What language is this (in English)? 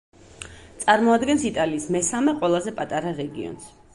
Georgian